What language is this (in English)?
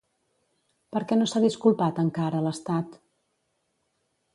Catalan